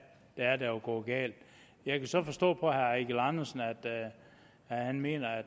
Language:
Danish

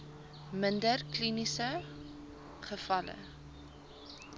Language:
Afrikaans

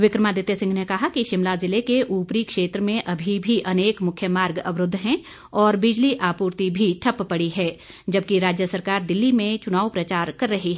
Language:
Hindi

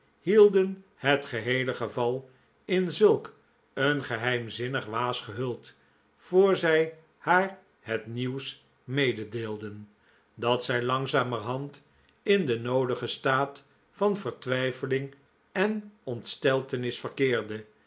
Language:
Dutch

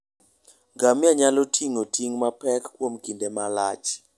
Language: Luo (Kenya and Tanzania)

